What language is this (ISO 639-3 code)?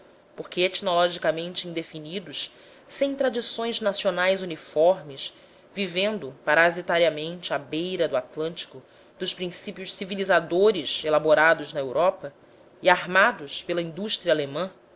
por